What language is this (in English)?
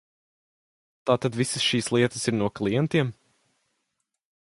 Latvian